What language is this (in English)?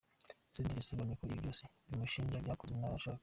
Kinyarwanda